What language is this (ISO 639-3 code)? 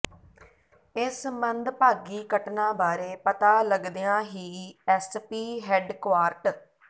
pan